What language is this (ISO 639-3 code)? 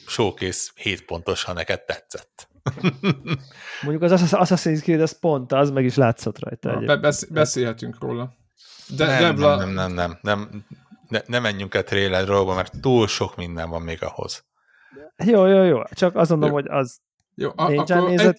hun